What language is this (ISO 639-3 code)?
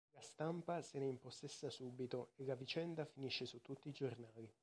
ita